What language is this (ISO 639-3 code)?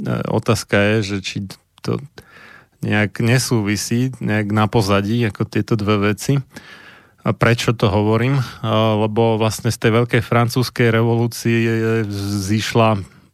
slk